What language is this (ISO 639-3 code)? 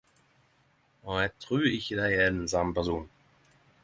nno